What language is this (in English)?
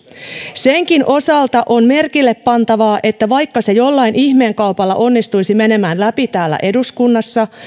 Finnish